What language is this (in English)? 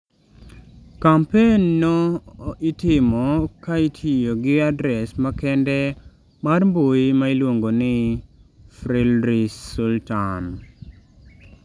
Luo (Kenya and Tanzania)